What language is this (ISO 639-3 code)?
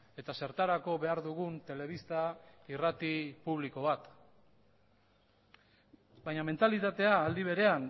eus